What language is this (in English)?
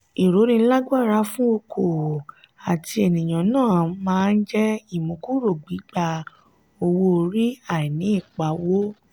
Yoruba